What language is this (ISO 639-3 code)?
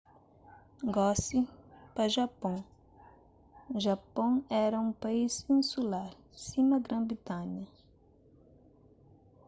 kea